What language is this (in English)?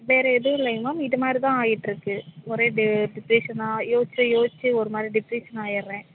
Tamil